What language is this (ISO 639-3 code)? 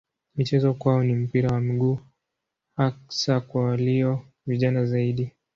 swa